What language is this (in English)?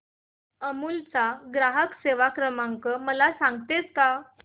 Marathi